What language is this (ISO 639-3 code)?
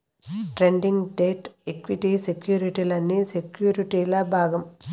tel